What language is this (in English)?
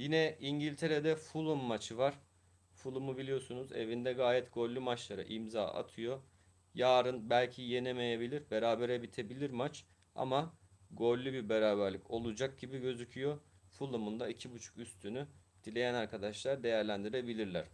Turkish